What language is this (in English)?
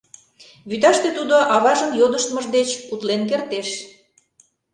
Mari